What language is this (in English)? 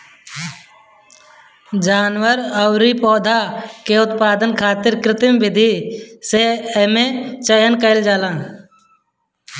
Bhojpuri